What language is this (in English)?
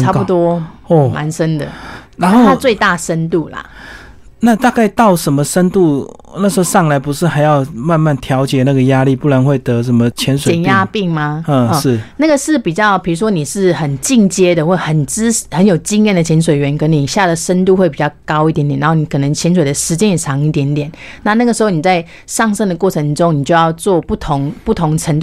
Chinese